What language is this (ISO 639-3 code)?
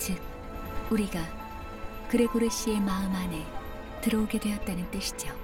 kor